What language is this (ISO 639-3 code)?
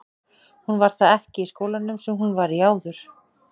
isl